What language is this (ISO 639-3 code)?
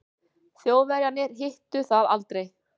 isl